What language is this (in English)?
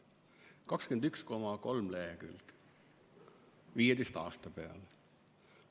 Estonian